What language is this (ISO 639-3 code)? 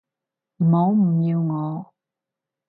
yue